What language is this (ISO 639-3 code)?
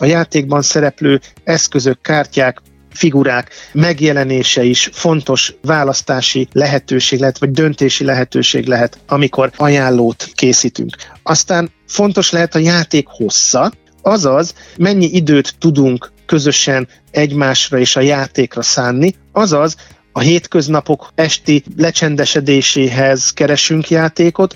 hun